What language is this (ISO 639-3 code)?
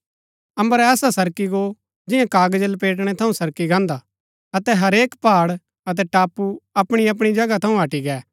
gbk